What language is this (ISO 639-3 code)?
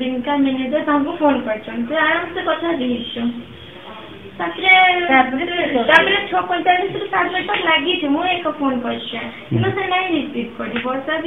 ron